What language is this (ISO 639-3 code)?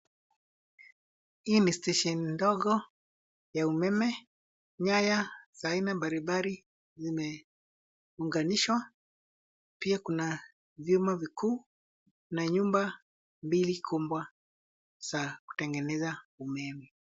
swa